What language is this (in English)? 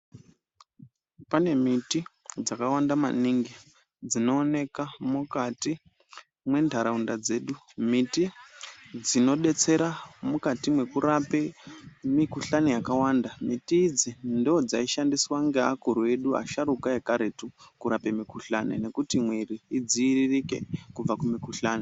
Ndau